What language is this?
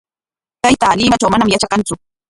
Corongo Ancash Quechua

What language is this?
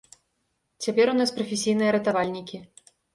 Belarusian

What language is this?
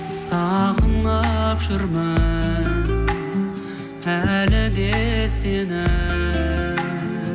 Kazakh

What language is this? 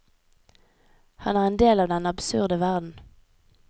Norwegian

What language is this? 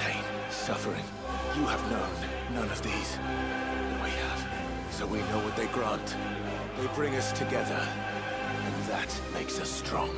English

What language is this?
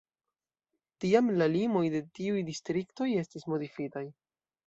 Esperanto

